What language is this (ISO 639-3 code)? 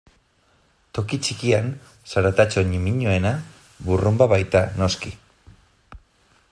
eus